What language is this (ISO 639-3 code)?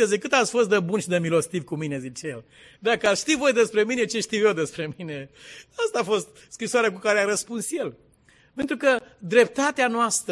ron